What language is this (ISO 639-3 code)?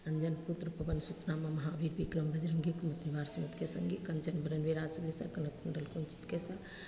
mai